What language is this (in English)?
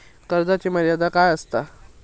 Marathi